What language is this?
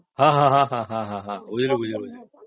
Odia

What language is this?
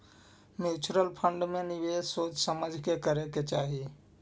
Magahi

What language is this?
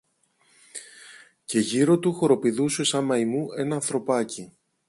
Greek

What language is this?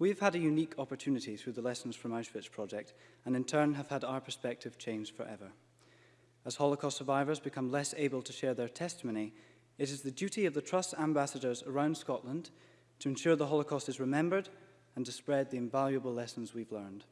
English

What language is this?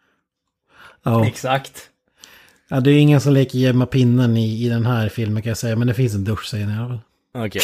Swedish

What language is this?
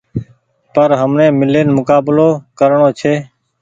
Goaria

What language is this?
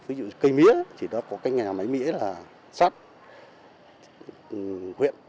Vietnamese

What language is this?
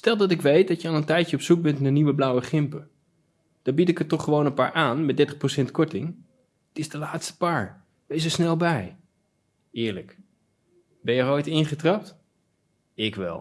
Dutch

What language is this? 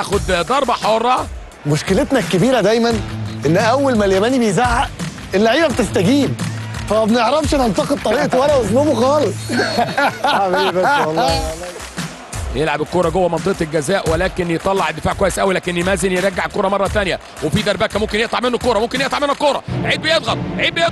Arabic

